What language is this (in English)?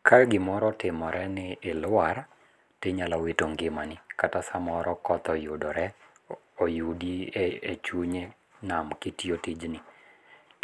Luo (Kenya and Tanzania)